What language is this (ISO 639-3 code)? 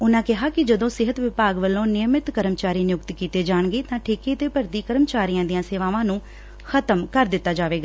pan